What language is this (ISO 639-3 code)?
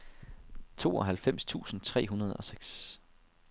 dan